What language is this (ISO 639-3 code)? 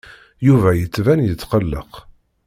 kab